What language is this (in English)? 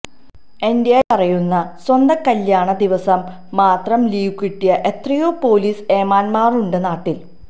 Malayalam